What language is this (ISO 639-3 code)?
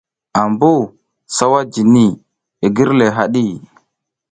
giz